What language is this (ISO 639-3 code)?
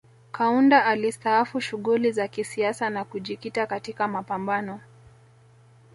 swa